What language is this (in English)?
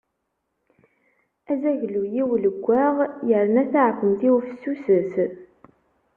Kabyle